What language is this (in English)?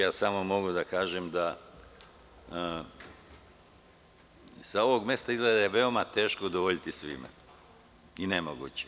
Serbian